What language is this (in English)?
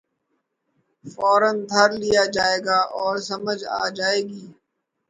Urdu